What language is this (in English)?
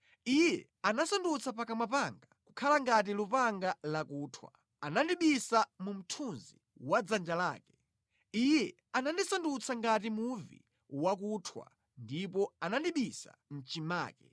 Nyanja